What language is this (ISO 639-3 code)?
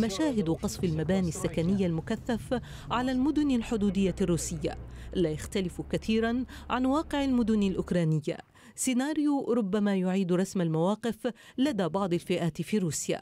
ara